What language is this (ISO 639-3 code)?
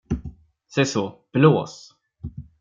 swe